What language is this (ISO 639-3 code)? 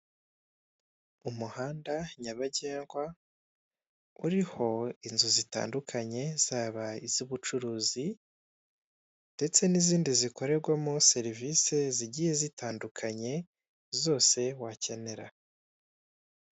kin